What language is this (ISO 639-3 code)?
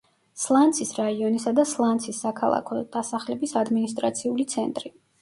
kat